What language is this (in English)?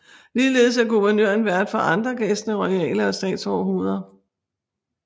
Danish